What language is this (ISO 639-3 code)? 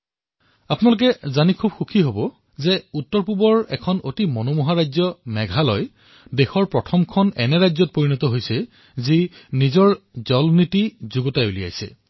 asm